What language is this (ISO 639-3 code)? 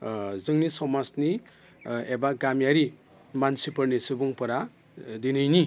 brx